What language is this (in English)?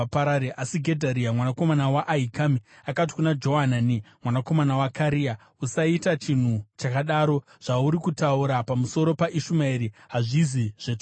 Shona